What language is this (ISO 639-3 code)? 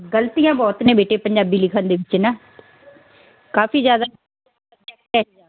pan